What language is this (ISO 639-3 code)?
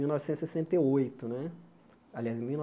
por